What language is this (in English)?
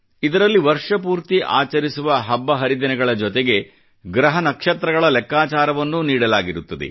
Kannada